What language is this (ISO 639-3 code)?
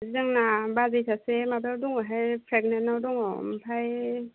brx